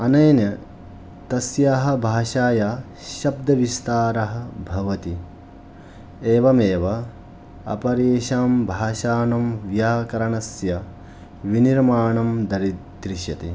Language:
Sanskrit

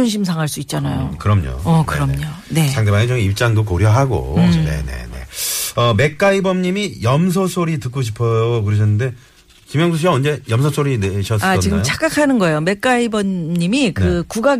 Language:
Korean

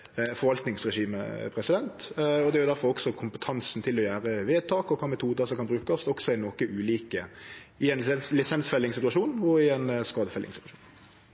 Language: Norwegian Nynorsk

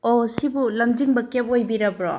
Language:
Manipuri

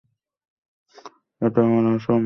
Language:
Bangla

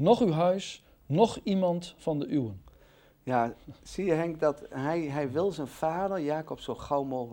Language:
Dutch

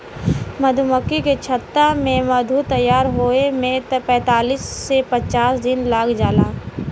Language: Bhojpuri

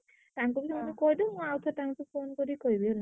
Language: Odia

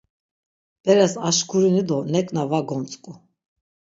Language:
Laz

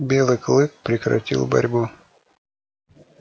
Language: Russian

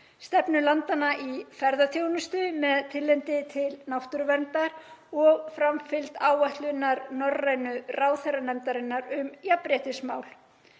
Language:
Icelandic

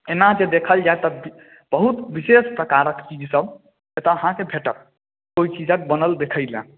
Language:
Maithili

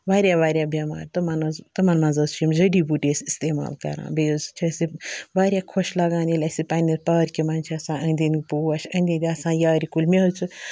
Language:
Kashmiri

